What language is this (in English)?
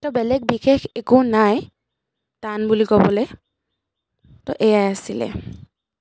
Assamese